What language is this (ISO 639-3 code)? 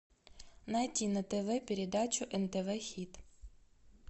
rus